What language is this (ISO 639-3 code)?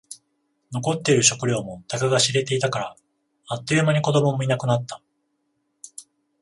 jpn